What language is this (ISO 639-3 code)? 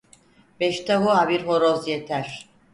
tur